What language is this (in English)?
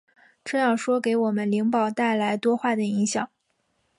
Chinese